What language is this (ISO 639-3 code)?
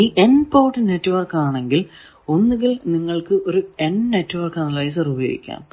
mal